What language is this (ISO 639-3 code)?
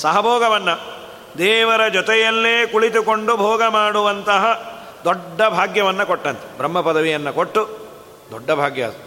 kan